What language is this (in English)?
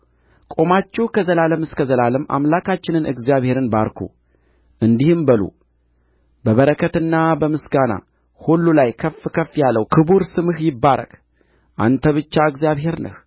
Amharic